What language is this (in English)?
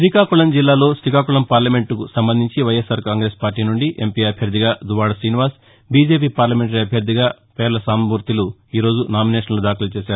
Telugu